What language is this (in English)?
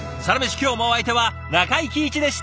Japanese